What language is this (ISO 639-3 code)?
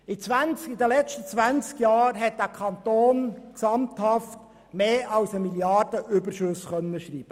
gsw